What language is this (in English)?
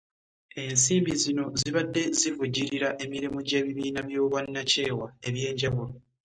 Ganda